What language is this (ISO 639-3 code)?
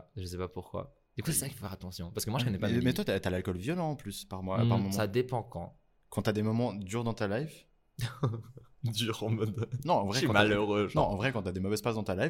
fra